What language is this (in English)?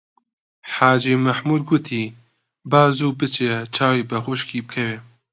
Central Kurdish